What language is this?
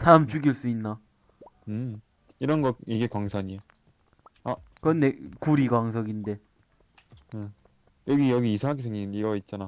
Korean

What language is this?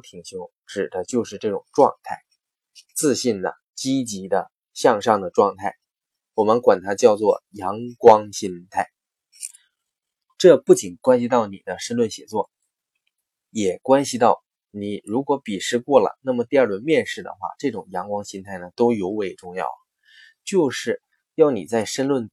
Chinese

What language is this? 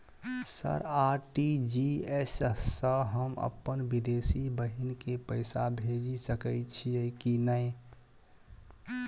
Maithili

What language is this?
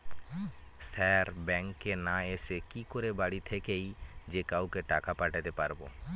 Bangla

